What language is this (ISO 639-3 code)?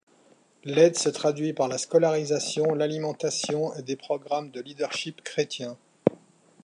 fra